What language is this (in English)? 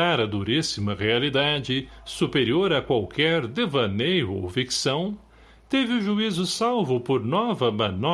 Portuguese